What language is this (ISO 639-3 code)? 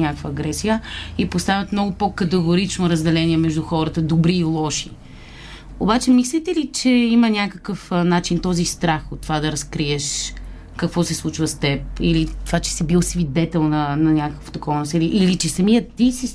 bul